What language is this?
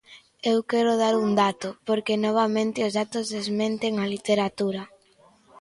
Galician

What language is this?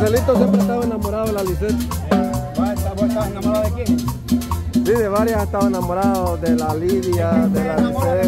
Spanish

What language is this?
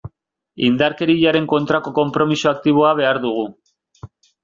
Basque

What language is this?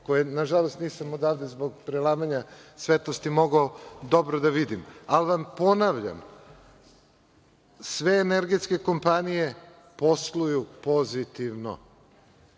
Serbian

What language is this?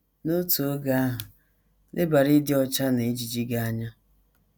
Igbo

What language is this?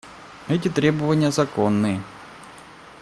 Russian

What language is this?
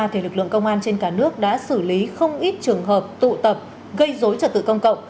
Vietnamese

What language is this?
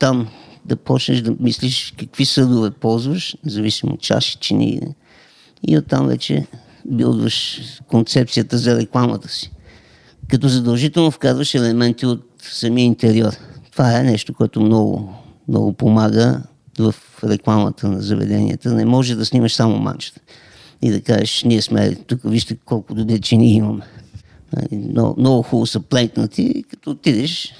Bulgarian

